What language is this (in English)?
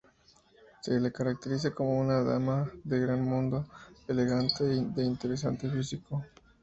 Spanish